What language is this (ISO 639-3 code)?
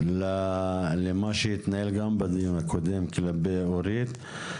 heb